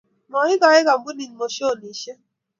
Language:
Kalenjin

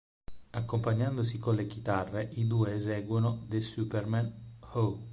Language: Italian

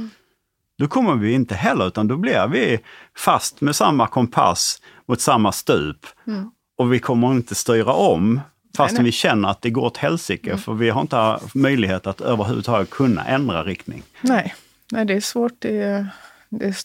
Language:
Swedish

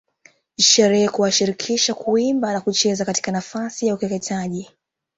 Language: Swahili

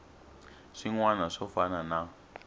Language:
Tsonga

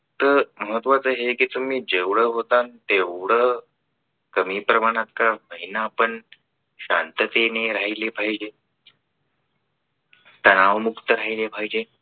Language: Marathi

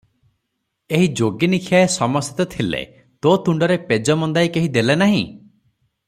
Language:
Odia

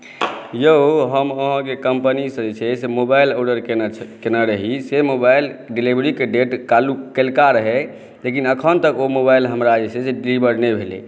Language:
Maithili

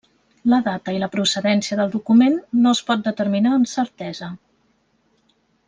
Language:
Catalan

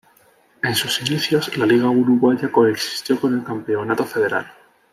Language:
Spanish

